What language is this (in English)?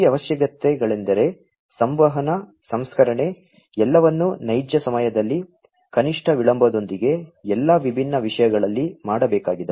Kannada